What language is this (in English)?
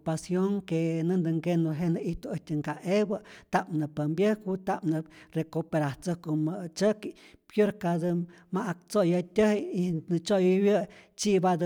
Rayón Zoque